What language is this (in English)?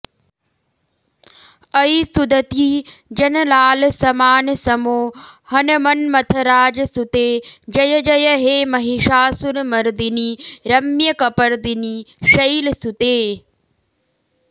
Sanskrit